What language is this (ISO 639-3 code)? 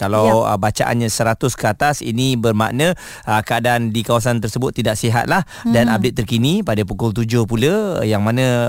msa